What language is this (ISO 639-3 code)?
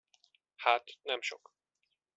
hun